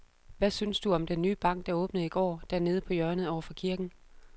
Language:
Danish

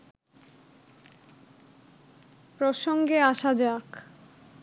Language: Bangla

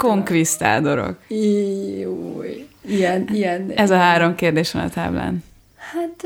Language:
Hungarian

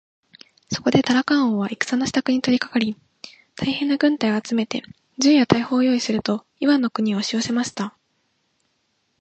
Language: Japanese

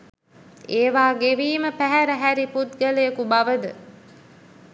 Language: Sinhala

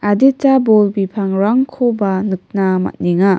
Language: Garo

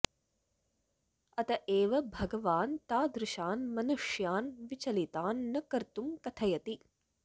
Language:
Sanskrit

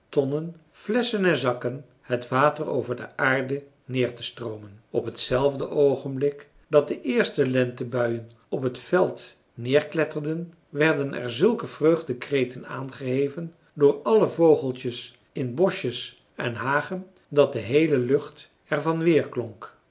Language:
Dutch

